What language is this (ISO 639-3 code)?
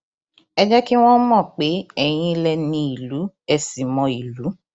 yor